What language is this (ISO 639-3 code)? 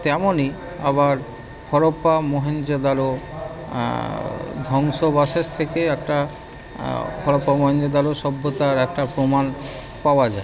ben